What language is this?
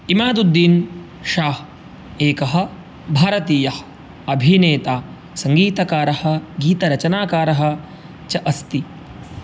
Sanskrit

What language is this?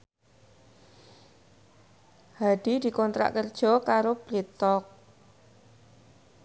Javanese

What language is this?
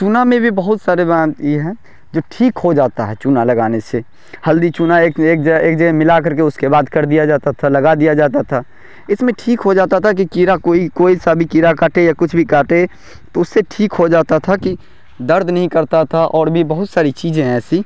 Urdu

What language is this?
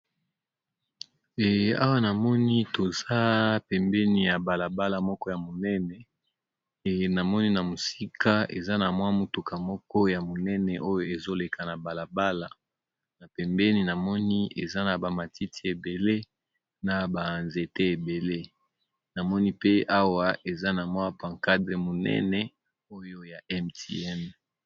Lingala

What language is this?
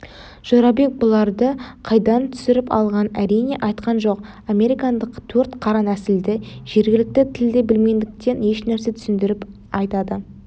Kazakh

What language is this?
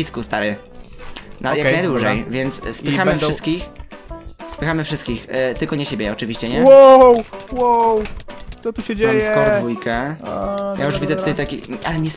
Polish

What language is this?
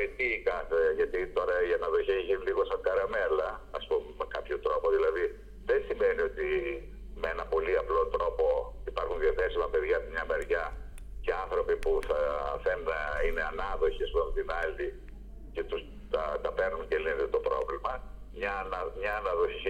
Greek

